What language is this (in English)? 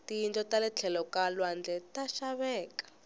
Tsonga